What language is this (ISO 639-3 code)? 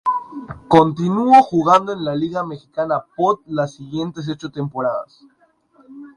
spa